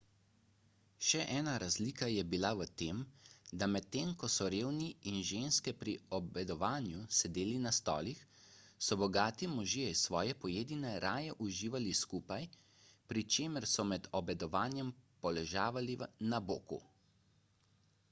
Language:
Slovenian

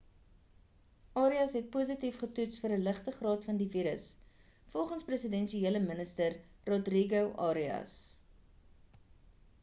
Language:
Afrikaans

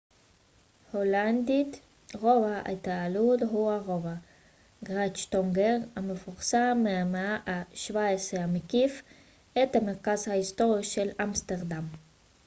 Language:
Hebrew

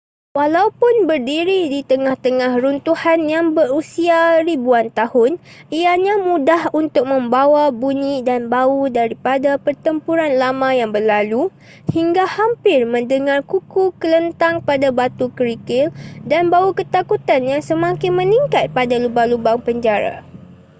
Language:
Malay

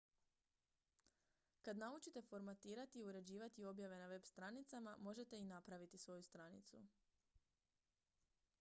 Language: Croatian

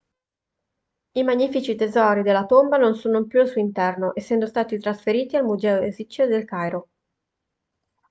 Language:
Italian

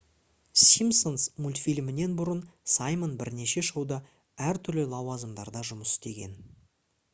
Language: Kazakh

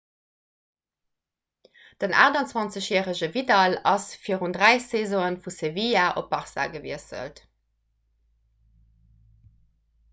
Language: Luxembourgish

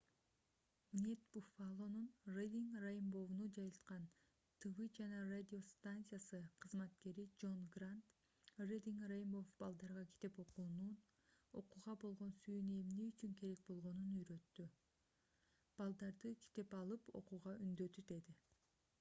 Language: Kyrgyz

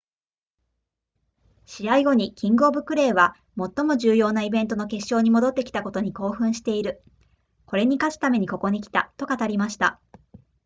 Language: Japanese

